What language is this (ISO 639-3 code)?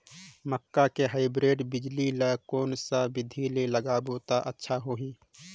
hne